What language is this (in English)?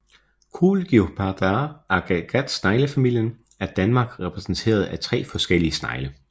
Danish